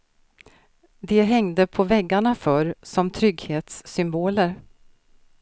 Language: Swedish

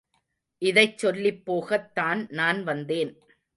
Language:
Tamil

